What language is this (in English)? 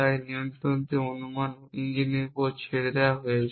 Bangla